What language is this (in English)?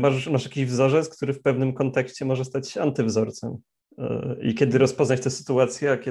Polish